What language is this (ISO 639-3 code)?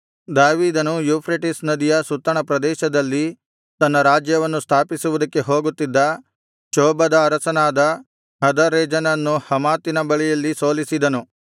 kan